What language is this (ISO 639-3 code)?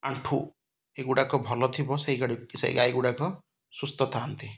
ori